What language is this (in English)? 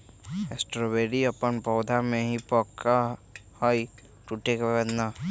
Magahi